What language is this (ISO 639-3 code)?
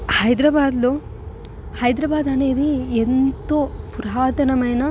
tel